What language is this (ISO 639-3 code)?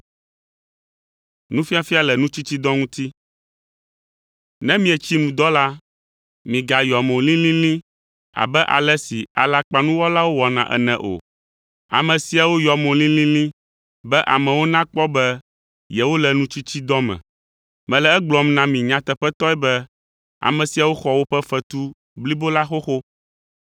ewe